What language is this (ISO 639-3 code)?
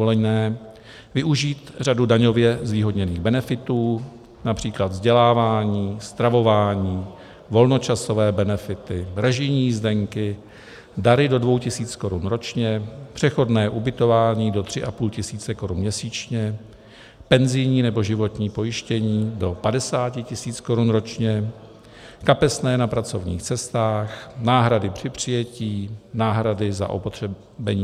ces